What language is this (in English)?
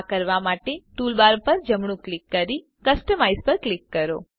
Gujarati